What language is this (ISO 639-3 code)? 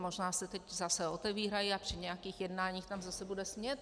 ces